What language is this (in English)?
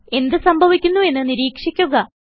Malayalam